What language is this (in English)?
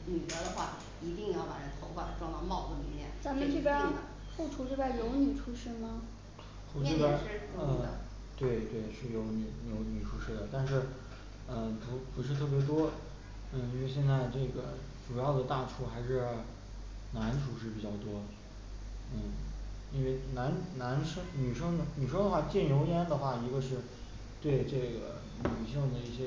Chinese